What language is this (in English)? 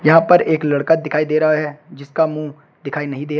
Hindi